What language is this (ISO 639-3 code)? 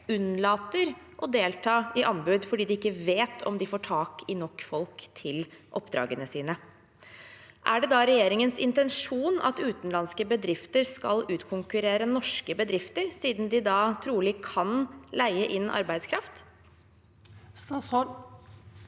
nor